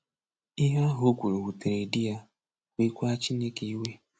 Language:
Igbo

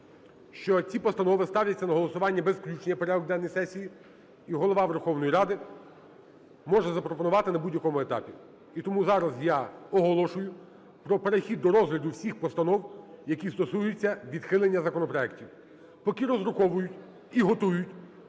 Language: Ukrainian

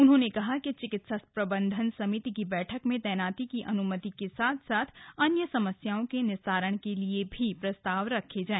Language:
Hindi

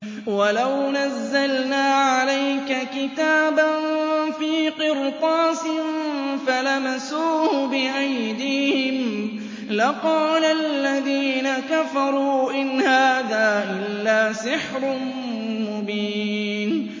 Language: Arabic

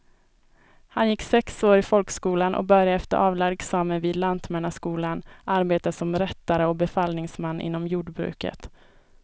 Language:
Swedish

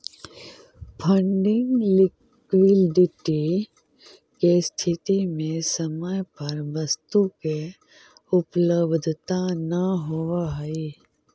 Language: Magahi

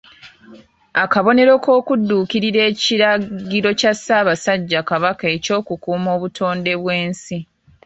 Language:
Ganda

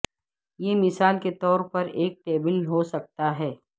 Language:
Urdu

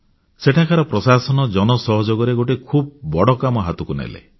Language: Odia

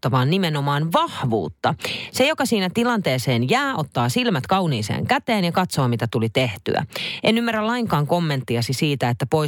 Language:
Finnish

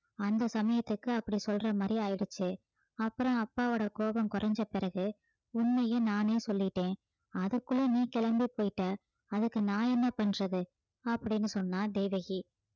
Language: Tamil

